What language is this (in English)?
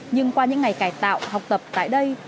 Vietnamese